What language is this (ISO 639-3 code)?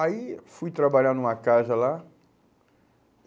por